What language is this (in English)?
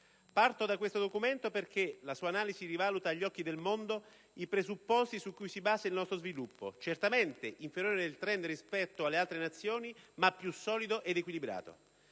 Italian